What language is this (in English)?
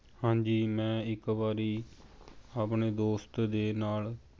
Punjabi